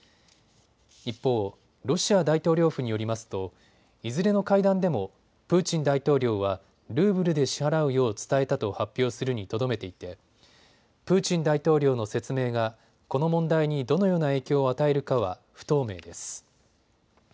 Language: Japanese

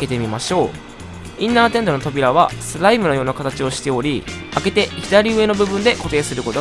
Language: Japanese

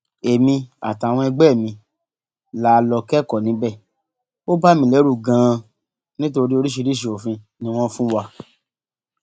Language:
Yoruba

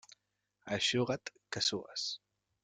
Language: Catalan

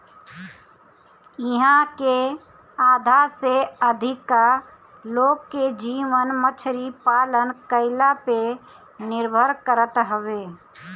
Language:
Bhojpuri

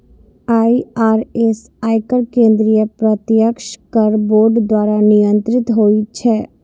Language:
Maithili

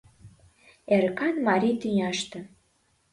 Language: Mari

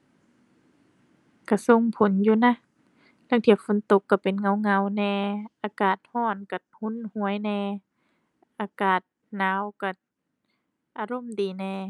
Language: Thai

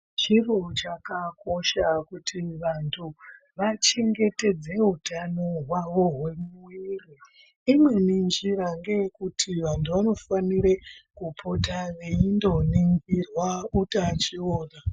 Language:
Ndau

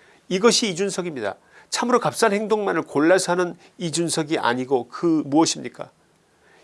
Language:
Korean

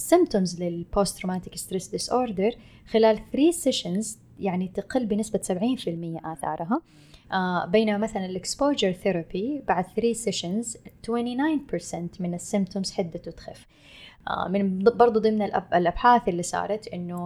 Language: Arabic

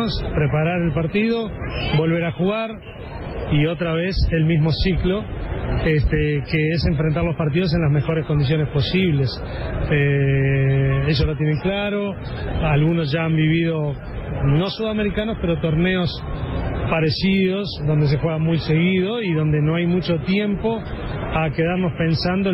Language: Spanish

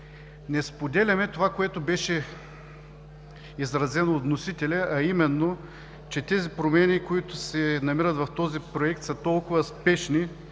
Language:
Bulgarian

